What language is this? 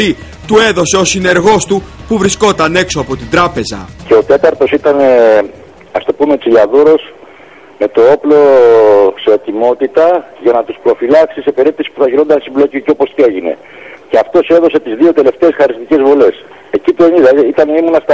Greek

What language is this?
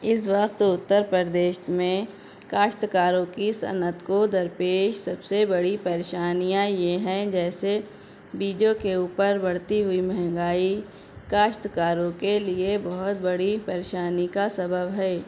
Urdu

